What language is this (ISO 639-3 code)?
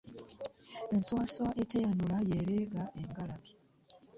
lug